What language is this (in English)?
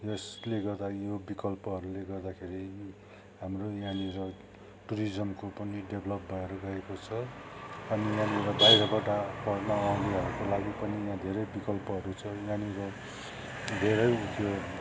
Nepali